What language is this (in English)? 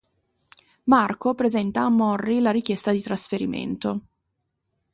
Italian